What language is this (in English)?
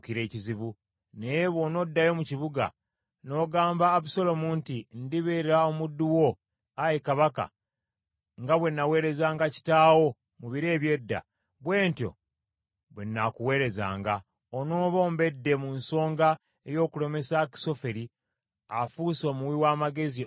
Ganda